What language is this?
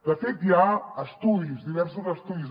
Catalan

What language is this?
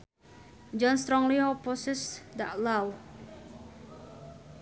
Sundanese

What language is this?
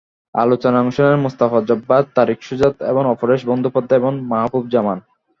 Bangla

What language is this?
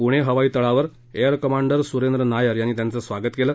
Marathi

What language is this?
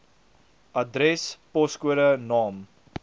Afrikaans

